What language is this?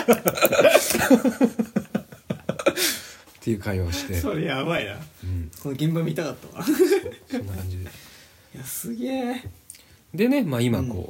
Japanese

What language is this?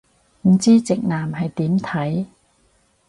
Cantonese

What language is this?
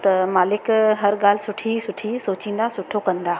Sindhi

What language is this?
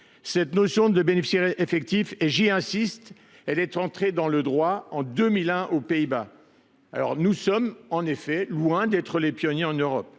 French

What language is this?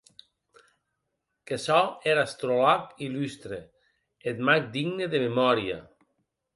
Occitan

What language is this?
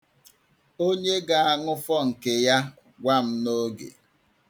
Igbo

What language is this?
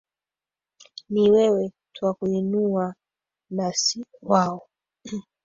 Swahili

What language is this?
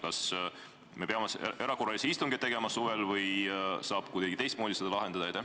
Estonian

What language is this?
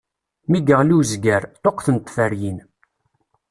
Kabyle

